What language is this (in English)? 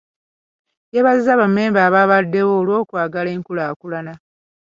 Ganda